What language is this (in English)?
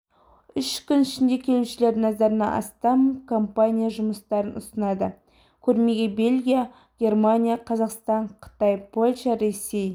Kazakh